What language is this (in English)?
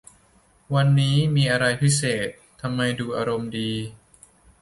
Thai